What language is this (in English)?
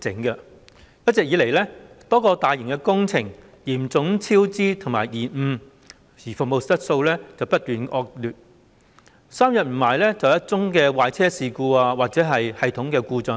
Cantonese